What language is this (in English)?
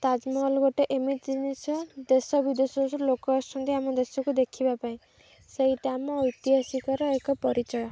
Odia